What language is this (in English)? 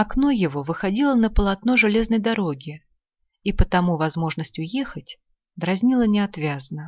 Russian